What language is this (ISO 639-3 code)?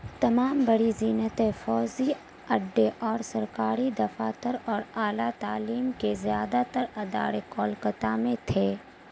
urd